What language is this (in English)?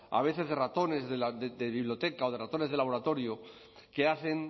Spanish